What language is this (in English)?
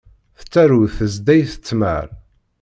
Kabyle